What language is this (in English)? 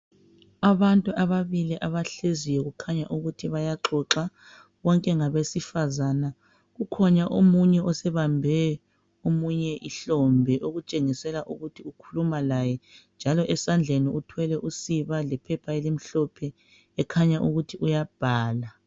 North Ndebele